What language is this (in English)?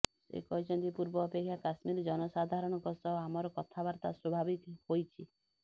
Odia